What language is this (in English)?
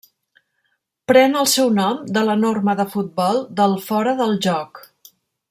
Catalan